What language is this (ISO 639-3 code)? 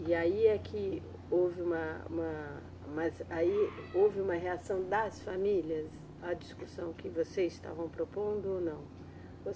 por